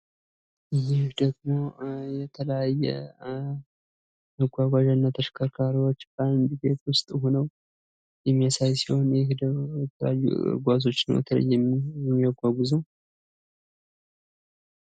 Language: Amharic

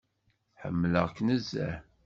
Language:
Kabyle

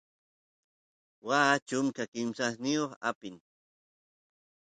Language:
Santiago del Estero Quichua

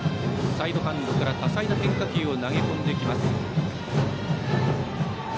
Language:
Japanese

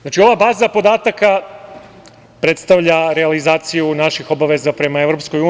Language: Serbian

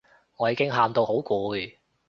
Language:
Cantonese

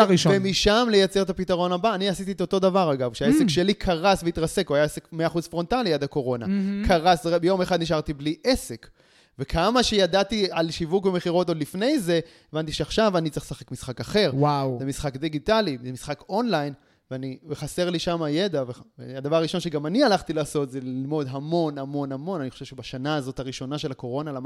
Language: Hebrew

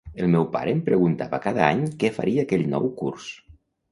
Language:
Catalan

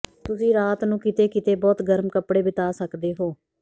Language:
Punjabi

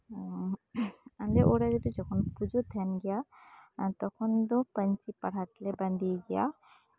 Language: Santali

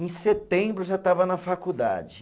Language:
Portuguese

